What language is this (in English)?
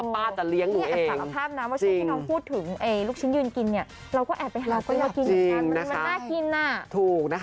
Thai